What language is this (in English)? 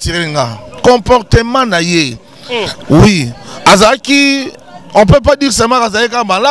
French